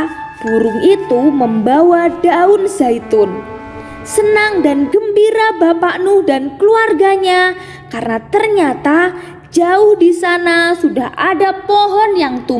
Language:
Indonesian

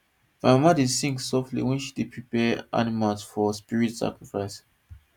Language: Nigerian Pidgin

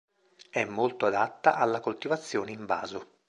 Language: Italian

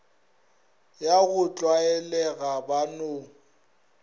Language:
Northern Sotho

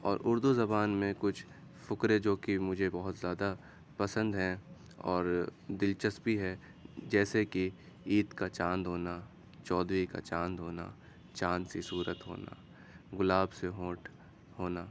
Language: Urdu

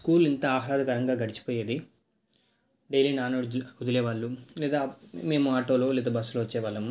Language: Telugu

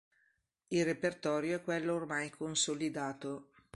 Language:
Italian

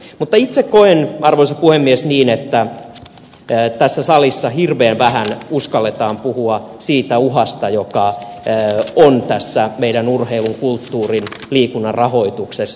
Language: Finnish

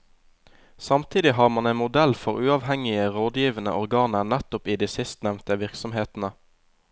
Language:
Norwegian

